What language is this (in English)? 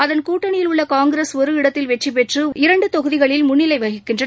Tamil